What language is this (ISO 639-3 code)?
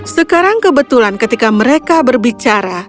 ind